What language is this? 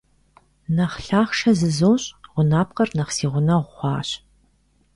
Kabardian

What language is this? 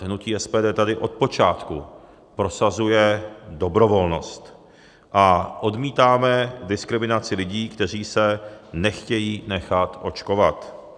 Czech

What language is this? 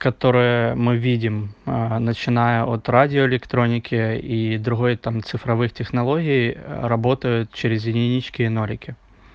Russian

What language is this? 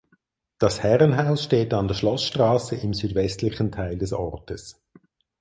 German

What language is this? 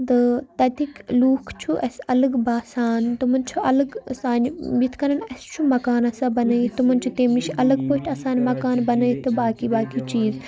Kashmiri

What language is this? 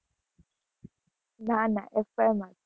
Gujarati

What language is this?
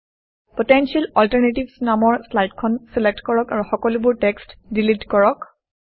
Assamese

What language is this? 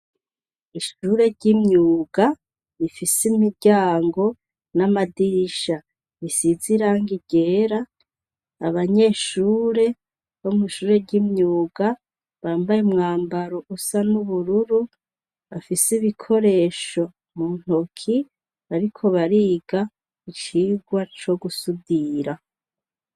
Rundi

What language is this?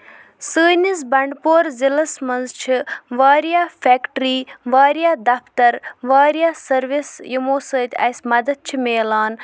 Kashmiri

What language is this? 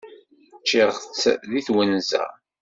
Kabyle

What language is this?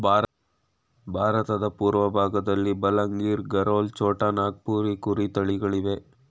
Kannada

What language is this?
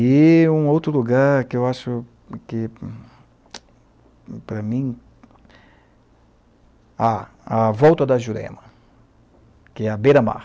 Portuguese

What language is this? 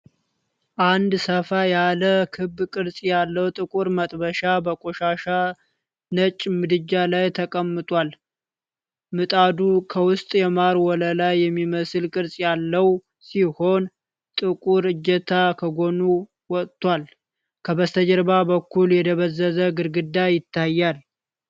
Amharic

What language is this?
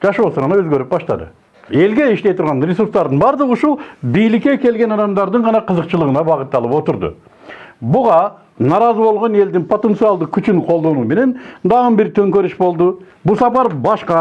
Turkish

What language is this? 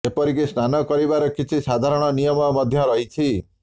Odia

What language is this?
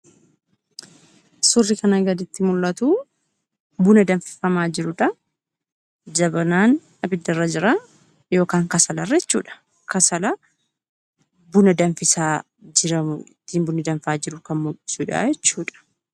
Oromo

